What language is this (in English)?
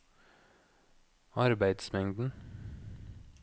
Norwegian